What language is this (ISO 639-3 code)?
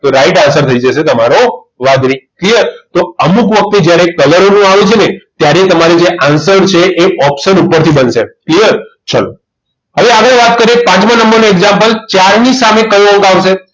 guj